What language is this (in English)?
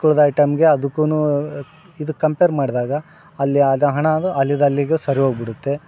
Kannada